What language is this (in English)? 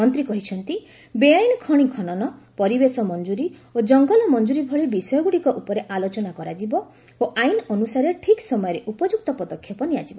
Odia